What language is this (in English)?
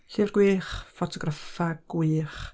Welsh